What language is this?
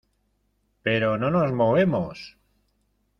Spanish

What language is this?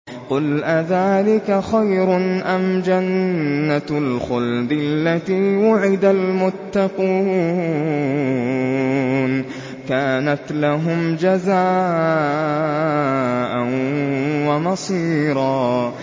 Arabic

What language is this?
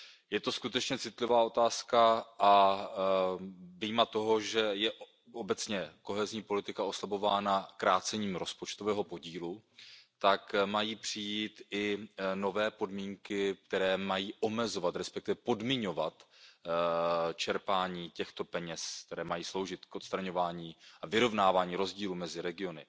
Czech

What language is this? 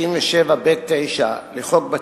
Hebrew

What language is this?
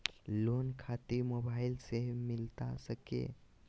Magahi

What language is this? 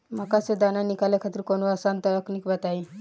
Bhojpuri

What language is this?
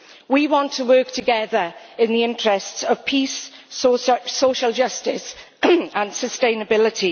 English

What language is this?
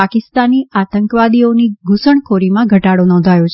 Gujarati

